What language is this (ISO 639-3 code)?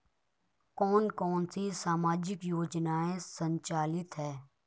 hin